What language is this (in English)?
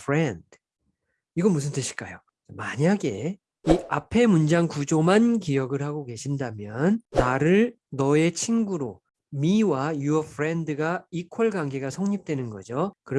Korean